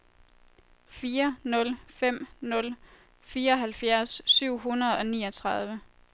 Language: Danish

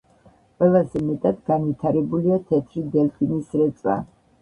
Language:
Georgian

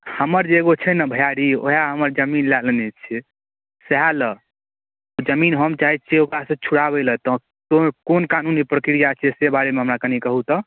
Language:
Maithili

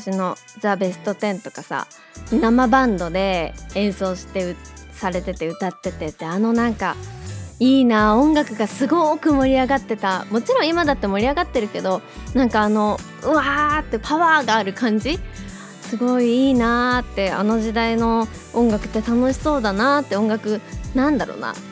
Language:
Japanese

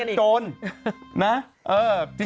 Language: Thai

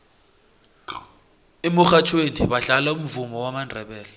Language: South Ndebele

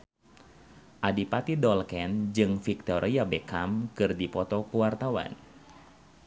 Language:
Sundanese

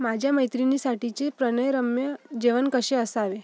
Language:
Marathi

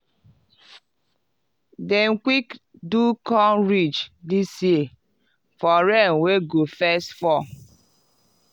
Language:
Nigerian Pidgin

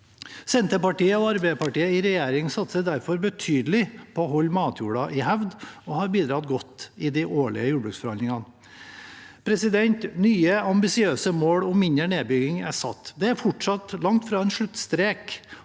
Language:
Norwegian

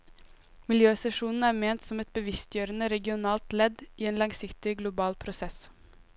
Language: Norwegian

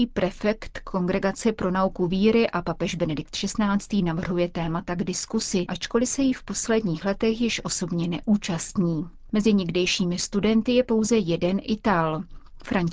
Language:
Czech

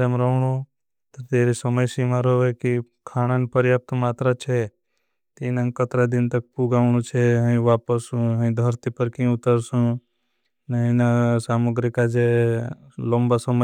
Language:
Bhili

